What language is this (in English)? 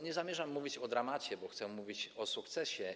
Polish